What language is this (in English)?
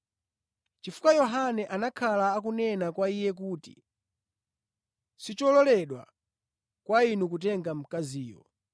Nyanja